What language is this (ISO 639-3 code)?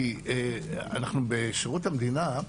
heb